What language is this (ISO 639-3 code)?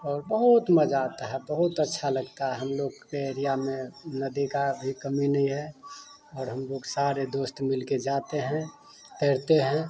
hin